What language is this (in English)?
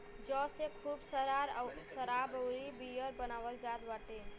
Bhojpuri